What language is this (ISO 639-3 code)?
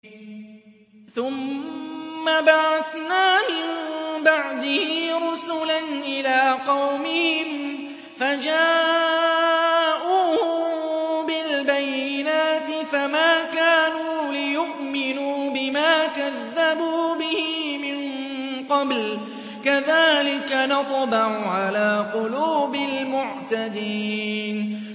ara